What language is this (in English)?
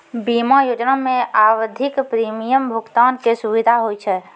Maithili